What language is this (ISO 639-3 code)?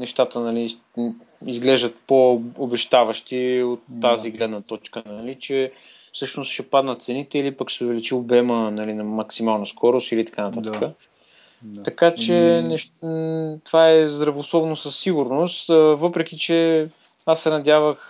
bul